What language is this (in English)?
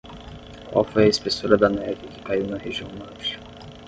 Portuguese